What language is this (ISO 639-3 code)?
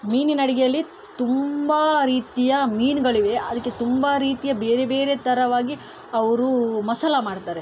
kan